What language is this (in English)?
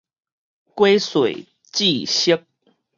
Min Nan Chinese